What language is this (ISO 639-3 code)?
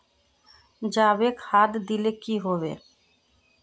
mag